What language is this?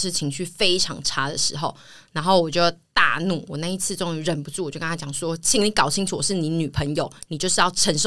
Chinese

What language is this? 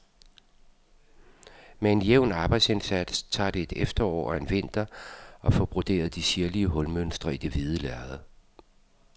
Danish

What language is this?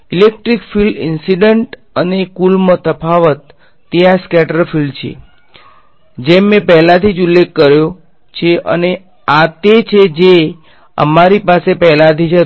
Gujarati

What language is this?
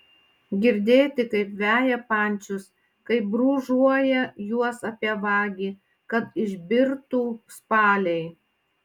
Lithuanian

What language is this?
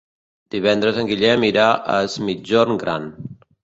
Catalan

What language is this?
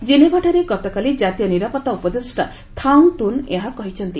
Odia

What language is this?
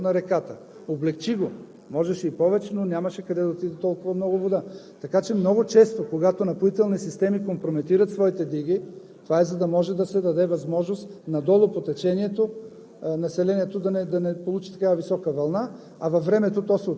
Bulgarian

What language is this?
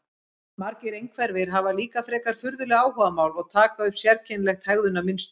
Icelandic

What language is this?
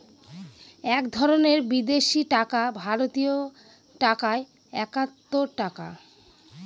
Bangla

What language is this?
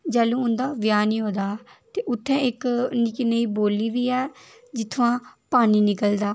Dogri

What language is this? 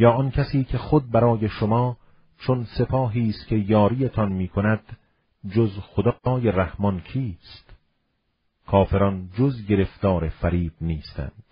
Persian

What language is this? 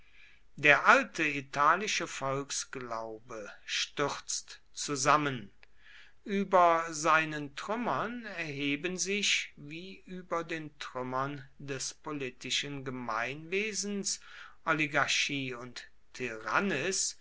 German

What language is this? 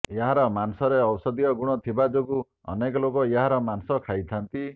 Odia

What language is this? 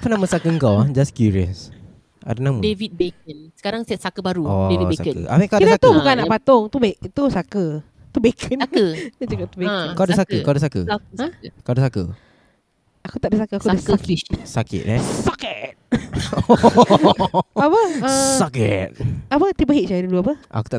Malay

